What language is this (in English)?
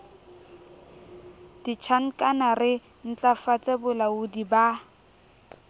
Southern Sotho